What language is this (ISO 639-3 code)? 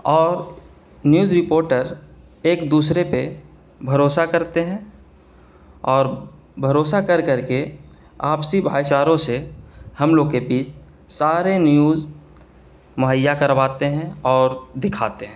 urd